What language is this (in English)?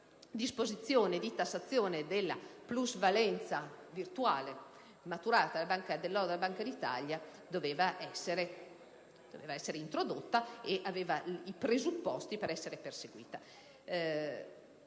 Italian